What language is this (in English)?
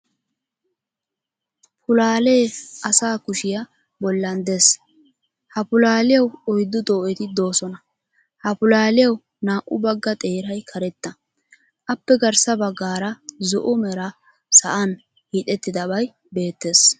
Wolaytta